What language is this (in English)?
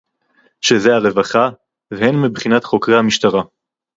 Hebrew